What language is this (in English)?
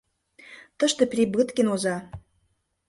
Mari